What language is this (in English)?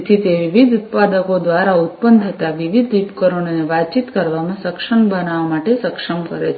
Gujarati